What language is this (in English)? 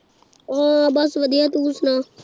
Punjabi